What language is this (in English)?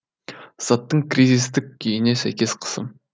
Kazakh